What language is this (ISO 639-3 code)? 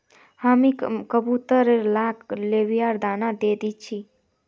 mag